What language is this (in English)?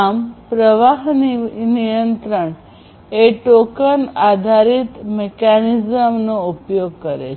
Gujarati